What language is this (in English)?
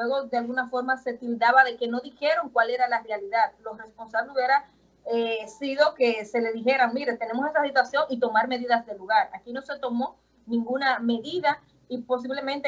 Spanish